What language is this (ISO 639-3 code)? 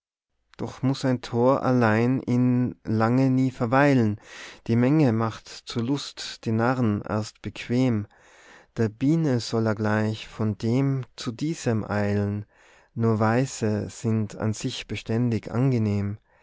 deu